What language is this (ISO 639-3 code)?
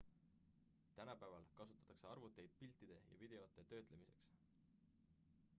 est